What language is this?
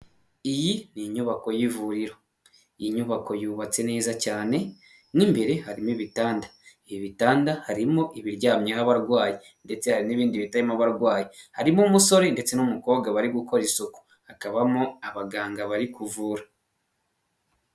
Kinyarwanda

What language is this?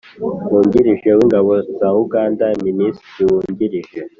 Kinyarwanda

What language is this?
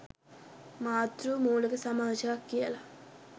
Sinhala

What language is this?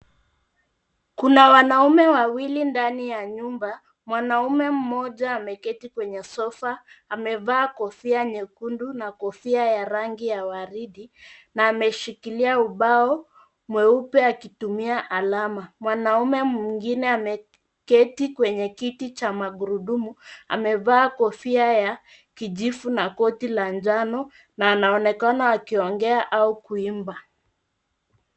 Swahili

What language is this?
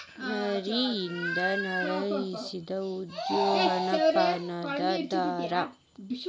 Kannada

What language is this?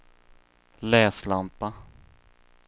Swedish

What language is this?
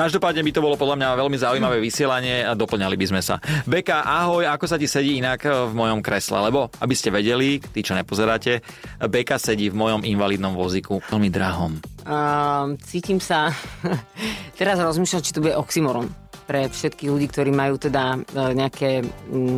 Slovak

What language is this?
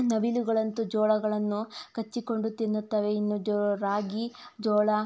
Kannada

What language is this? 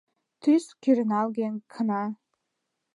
Mari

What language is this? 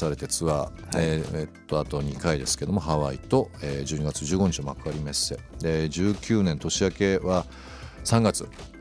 Japanese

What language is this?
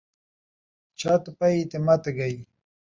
Saraiki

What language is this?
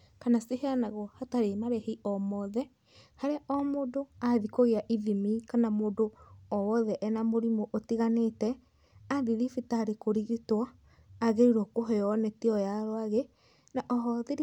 Kikuyu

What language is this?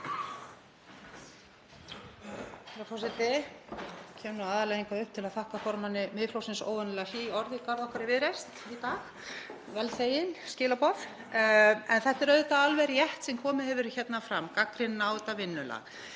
Icelandic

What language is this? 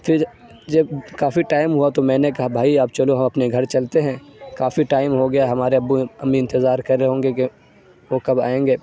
Urdu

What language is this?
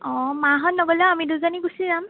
Assamese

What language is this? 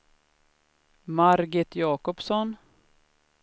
Swedish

